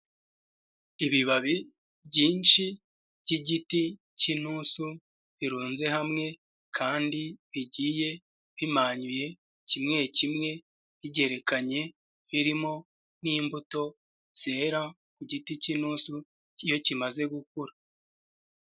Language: Kinyarwanda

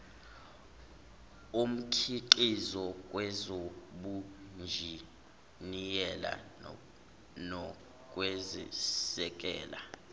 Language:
Zulu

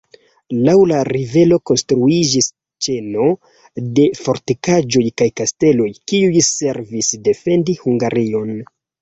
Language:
Esperanto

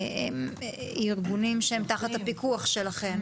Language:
Hebrew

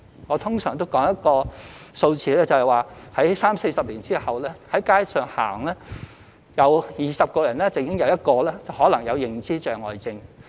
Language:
Cantonese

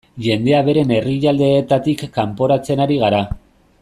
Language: Basque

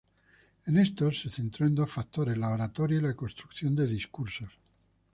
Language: Spanish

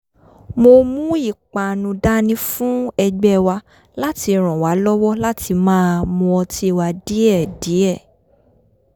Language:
Yoruba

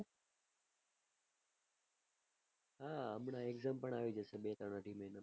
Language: Gujarati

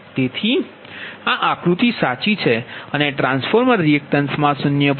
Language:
Gujarati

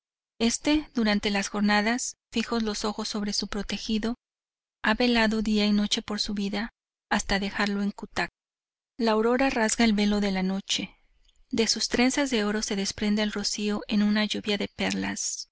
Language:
Spanish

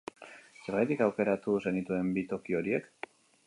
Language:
Basque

